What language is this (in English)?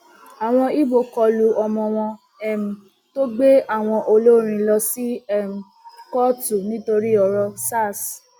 Yoruba